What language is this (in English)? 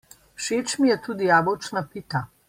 Slovenian